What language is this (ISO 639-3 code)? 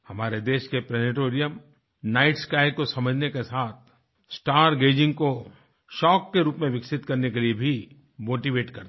hin